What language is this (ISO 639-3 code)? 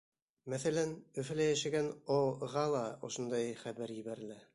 bak